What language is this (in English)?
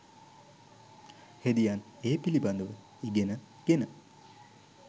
Sinhala